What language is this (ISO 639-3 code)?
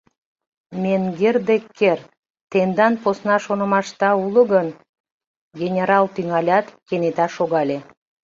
chm